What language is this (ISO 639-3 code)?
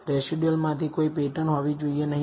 guj